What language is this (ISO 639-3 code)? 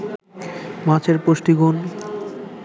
ben